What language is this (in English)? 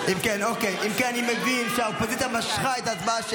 Hebrew